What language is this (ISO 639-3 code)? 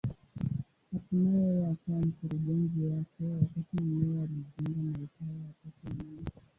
swa